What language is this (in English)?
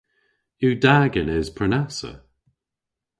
Cornish